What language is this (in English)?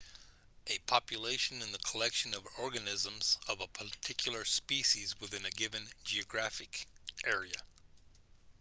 English